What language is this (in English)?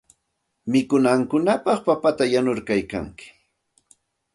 Santa Ana de Tusi Pasco Quechua